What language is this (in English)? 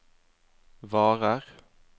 Norwegian